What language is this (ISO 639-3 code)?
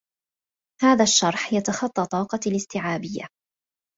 ara